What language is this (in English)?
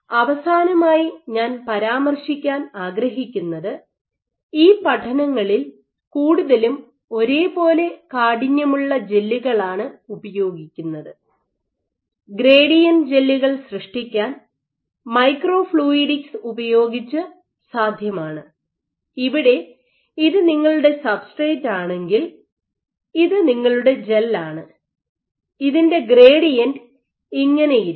Malayalam